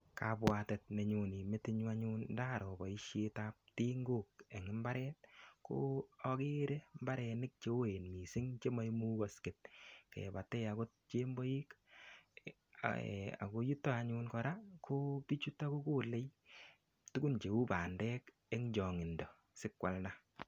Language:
Kalenjin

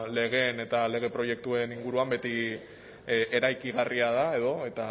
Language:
Basque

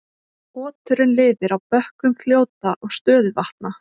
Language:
Icelandic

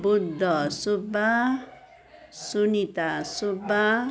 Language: Nepali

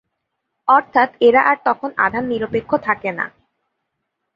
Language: Bangla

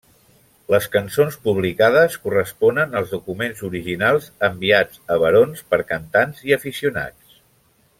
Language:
Catalan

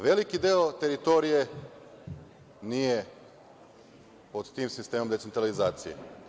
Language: Serbian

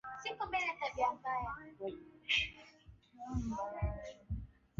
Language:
Swahili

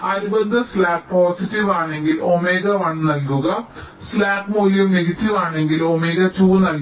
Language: Malayalam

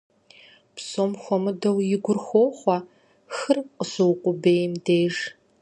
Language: Kabardian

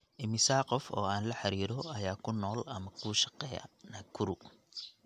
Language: Somali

